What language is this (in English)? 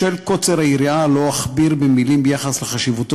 Hebrew